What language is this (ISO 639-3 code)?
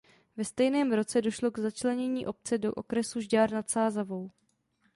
ces